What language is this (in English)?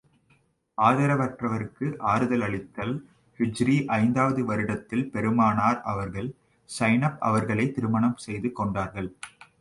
Tamil